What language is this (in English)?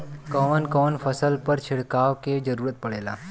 Bhojpuri